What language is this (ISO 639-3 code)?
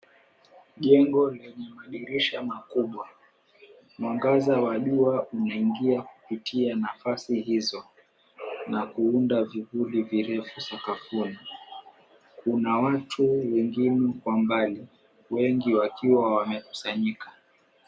swa